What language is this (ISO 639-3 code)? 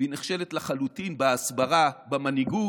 heb